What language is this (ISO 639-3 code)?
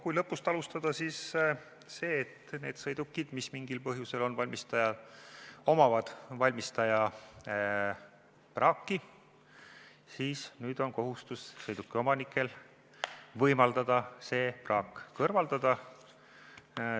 est